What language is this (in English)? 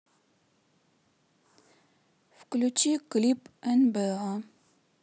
Russian